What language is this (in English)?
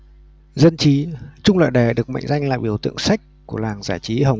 Vietnamese